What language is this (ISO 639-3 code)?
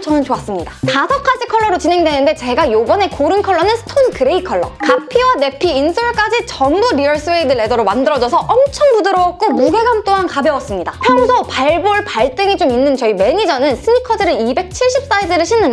kor